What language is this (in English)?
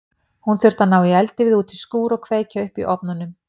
Icelandic